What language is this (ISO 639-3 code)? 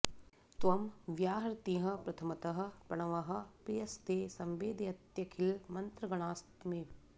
san